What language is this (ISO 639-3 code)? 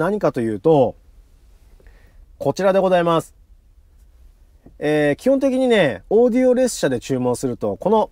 jpn